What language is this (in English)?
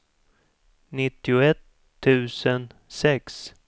Swedish